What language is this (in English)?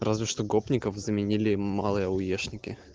Russian